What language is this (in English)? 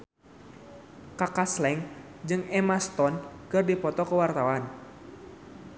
Sundanese